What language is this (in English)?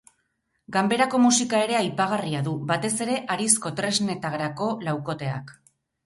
Basque